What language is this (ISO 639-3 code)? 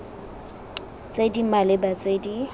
tsn